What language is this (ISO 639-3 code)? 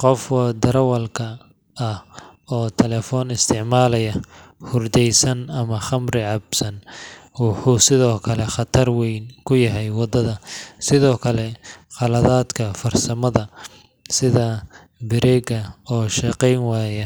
som